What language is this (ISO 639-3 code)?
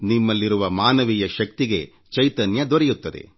kan